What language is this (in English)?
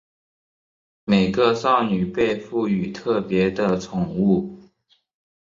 Chinese